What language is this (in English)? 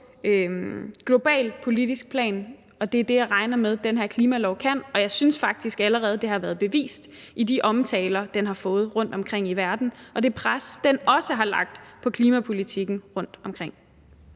Danish